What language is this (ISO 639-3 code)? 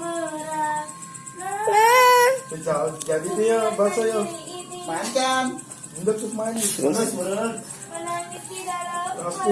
ind